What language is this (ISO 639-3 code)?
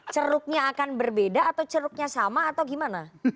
ind